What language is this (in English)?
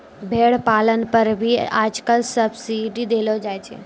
Maithili